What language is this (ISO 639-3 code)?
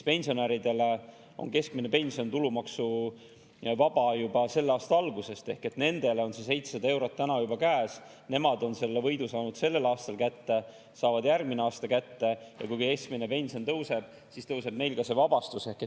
est